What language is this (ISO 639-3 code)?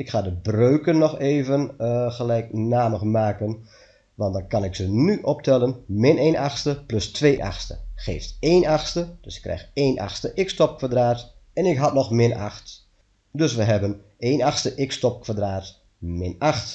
nld